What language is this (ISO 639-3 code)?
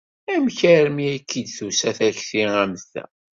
kab